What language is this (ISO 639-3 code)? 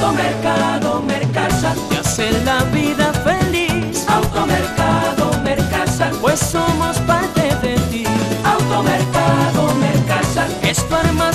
spa